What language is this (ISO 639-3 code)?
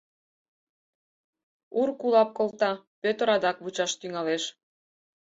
chm